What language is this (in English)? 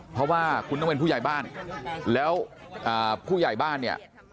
Thai